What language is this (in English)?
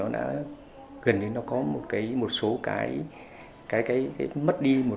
Vietnamese